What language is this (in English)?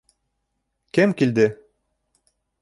Bashkir